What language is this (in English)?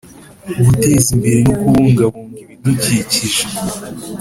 Kinyarwanda